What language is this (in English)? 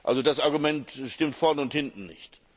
German